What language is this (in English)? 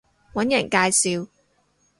Cantonese